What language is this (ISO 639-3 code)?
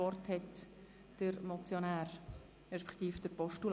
gsw